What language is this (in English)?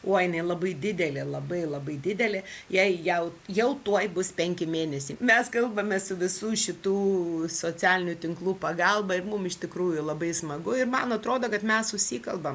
Lithuanian